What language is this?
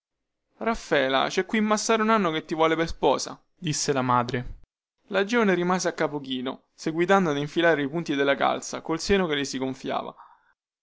Italian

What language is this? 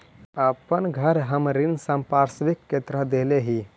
Magahi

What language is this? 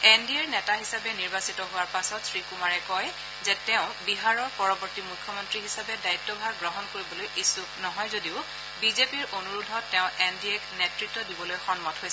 Assamese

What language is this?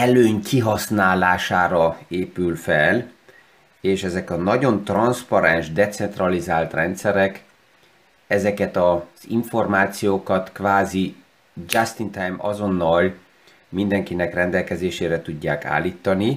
Hungarian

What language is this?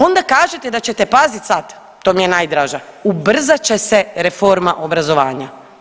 Croatian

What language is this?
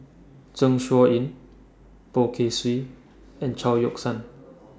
English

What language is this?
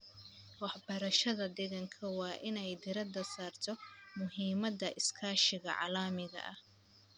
Somali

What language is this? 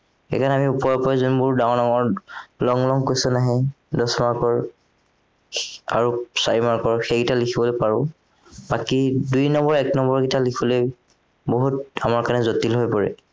Assamese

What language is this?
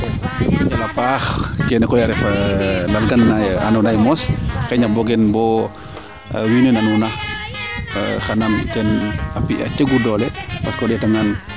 Serer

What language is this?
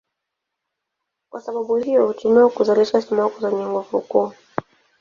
Swahili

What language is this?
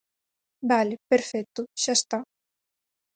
Galician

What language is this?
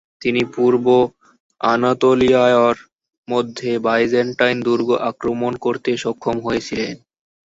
Bangla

